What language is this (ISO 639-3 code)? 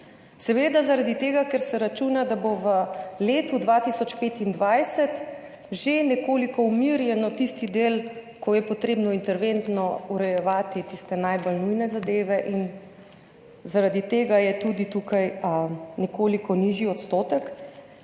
slv